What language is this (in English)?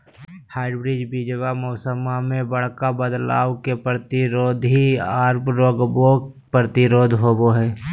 Magahi